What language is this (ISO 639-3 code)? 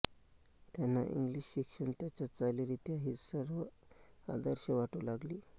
mar